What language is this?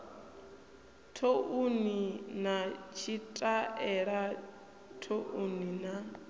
Venda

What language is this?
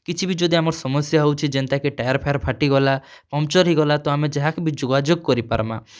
Odia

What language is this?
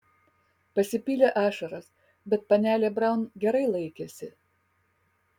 Lithuanian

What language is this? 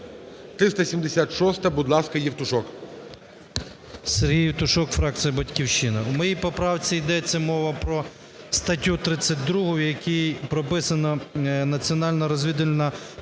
Ukrainian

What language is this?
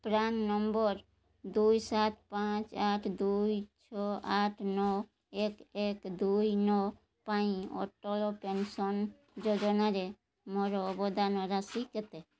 Odia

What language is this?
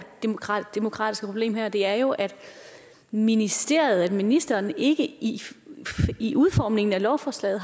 Danish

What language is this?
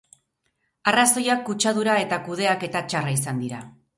Basque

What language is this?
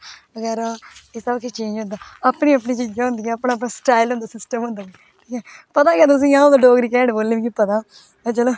Dogri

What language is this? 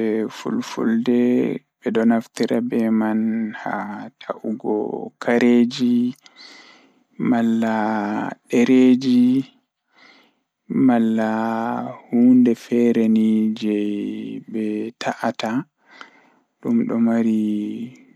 Fula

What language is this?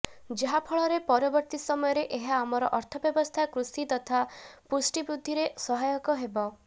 Odia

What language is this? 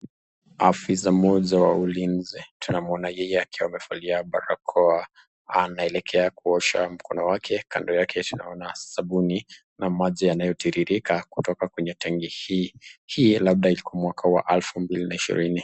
Swahili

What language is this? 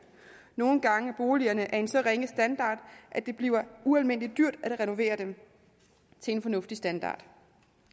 Danish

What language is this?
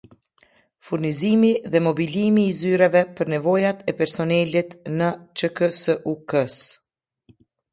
Albanian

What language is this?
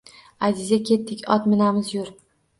Uzbek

